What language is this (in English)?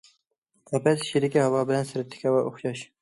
Uyghur